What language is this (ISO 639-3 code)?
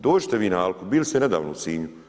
hrv